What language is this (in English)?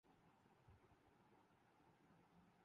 Urdu